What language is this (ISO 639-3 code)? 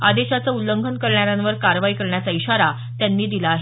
mar